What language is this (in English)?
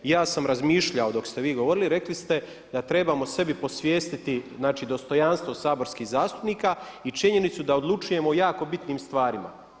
Croatian